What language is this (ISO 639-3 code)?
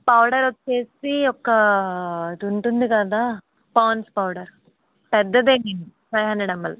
tel